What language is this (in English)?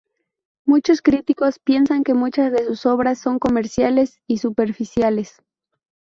Spanish